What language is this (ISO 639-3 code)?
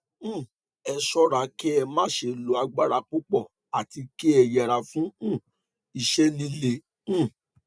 yor